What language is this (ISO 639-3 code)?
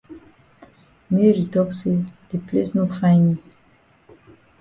wes